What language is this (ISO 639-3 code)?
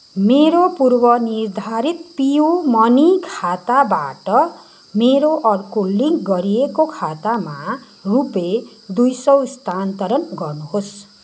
nep